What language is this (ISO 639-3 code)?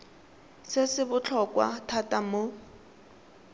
tsn